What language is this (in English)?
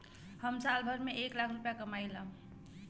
Bhojpuri